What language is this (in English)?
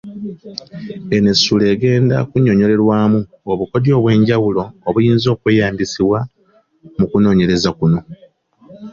Ganda